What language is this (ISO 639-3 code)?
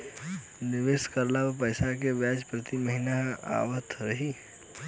bho